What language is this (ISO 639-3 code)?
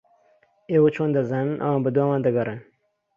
ckb